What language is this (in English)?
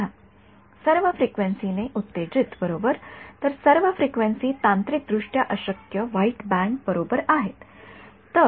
Marathi